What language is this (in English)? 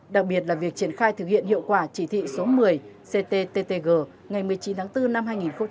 Vietnamese